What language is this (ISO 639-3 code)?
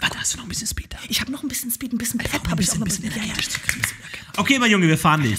deu